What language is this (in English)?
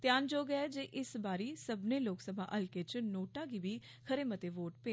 Dogri